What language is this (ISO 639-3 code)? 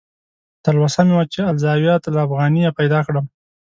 pus